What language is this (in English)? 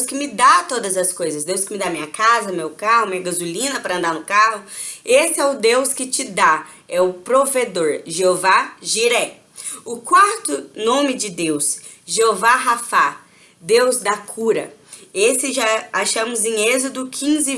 Portuguese